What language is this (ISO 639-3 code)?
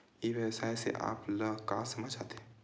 hne